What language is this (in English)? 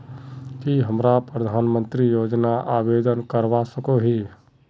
Magahi